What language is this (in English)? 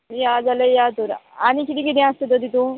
Konkani